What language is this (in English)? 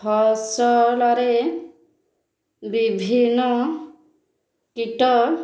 Odia